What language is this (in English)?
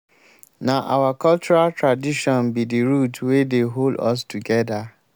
Nigerian Pidgin